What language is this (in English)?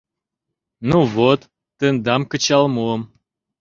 Mari